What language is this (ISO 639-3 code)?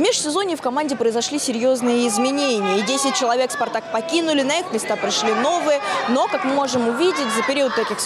rus